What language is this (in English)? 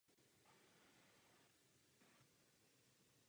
Czech